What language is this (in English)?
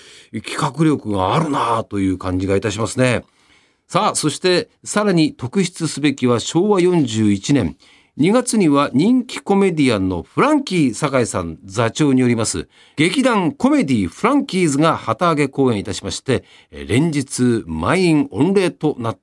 Japanese